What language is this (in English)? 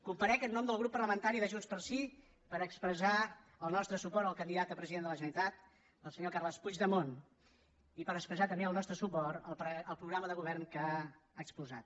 Catalan